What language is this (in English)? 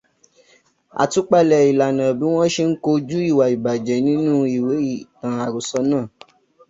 Yoruba